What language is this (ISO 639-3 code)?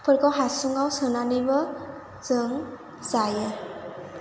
brx